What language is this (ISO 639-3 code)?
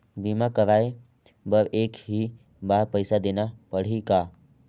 hne